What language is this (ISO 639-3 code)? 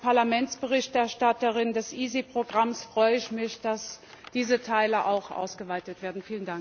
deu